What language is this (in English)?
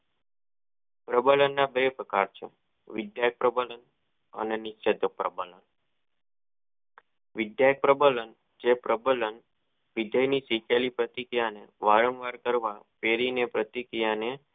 Gujarati